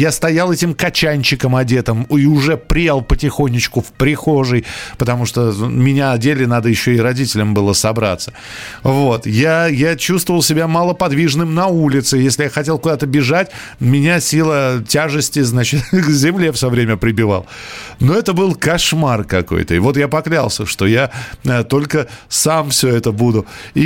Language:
Russian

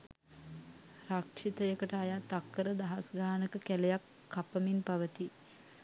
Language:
Sinhala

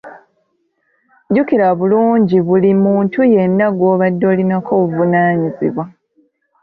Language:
Ganda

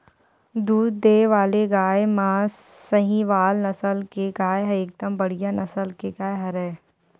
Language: Chhattisgarhi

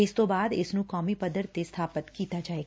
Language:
Punjabi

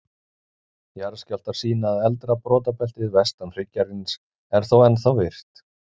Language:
Icelandic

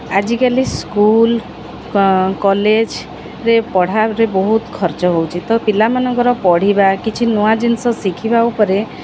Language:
Odia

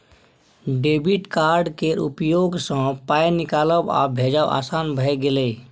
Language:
Maithili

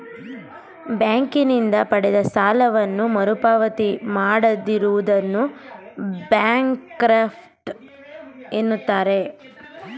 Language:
Kannada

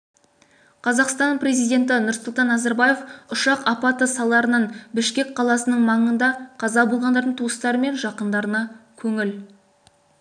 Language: Kazakh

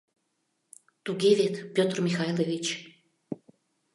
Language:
Mari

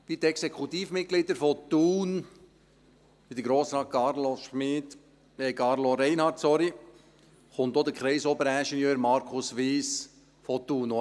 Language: Swiss German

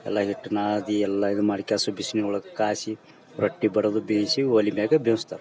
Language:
Kannada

